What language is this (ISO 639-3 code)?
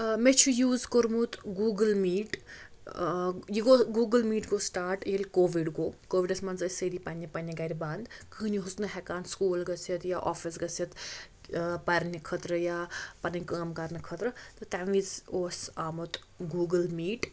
kas